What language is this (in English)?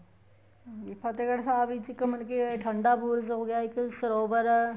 Punjabi